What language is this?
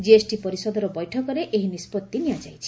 Odia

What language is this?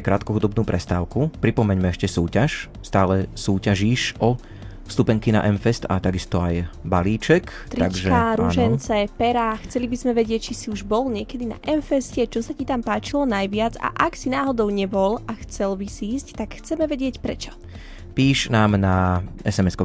Slovak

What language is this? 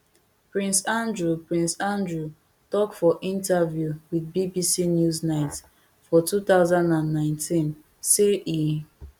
Nigerian Pidgin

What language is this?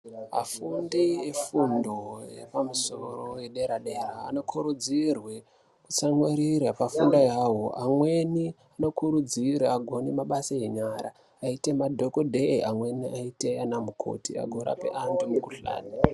Ndau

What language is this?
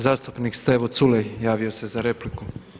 Croatian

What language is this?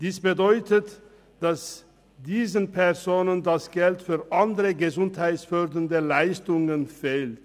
Swiss German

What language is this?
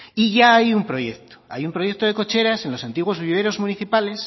Spanish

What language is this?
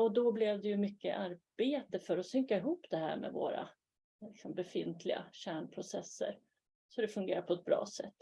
Swedish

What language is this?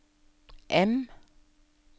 Norwegian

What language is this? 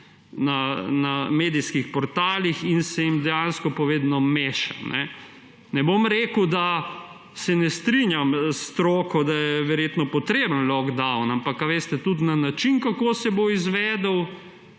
Slovenian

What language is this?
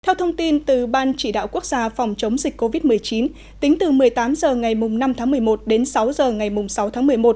Vietnamese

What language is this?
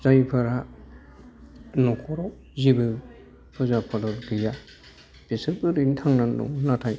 Bodo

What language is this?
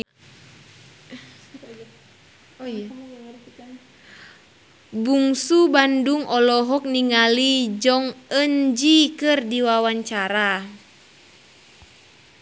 Sundanese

